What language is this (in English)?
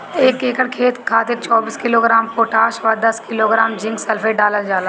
Bhojpuri